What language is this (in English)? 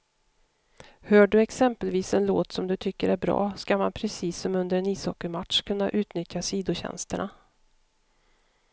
Swedish